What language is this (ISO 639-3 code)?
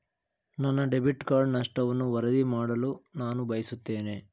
kan